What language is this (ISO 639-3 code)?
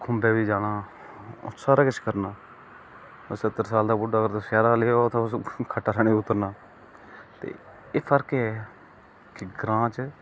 doi